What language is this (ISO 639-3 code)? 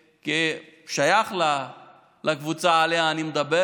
heb